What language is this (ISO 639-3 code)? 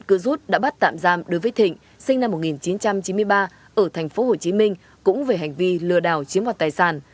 vie